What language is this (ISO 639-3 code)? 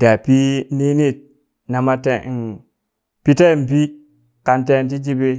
bys